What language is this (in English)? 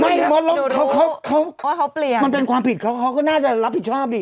Thai